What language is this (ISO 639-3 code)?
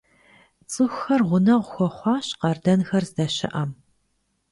kbd